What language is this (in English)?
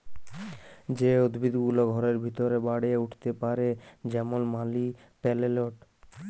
Bangla